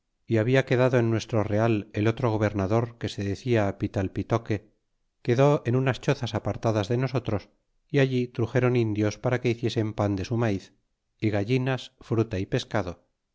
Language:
Spanish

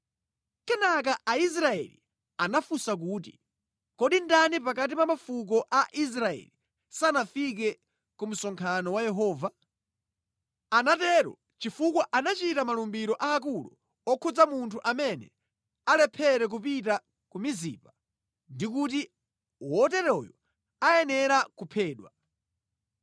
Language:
Nyanja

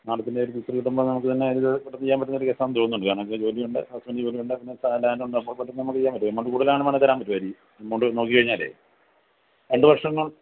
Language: Malayalam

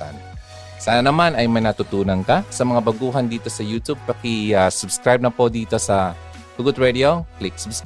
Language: Filipino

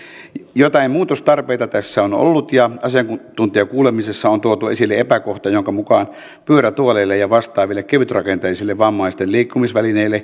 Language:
Finnish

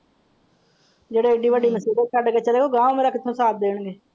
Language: Punjabi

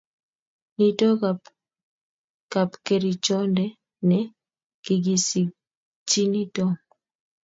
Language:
Kalenjin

